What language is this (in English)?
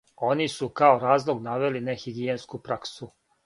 Serbian